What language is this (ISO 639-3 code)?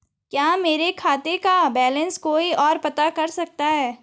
hin